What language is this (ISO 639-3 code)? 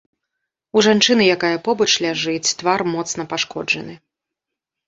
bel